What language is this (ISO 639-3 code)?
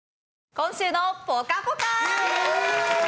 jpn